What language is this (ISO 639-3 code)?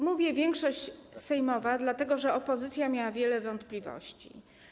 pol